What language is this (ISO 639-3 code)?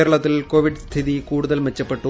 mal